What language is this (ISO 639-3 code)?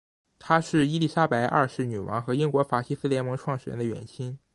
zho